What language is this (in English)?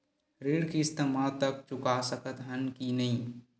Chhattisgarhi